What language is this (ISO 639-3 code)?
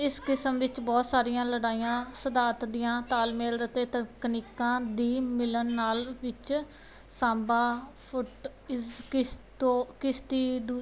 pan